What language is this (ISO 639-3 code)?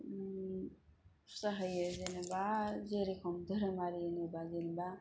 brx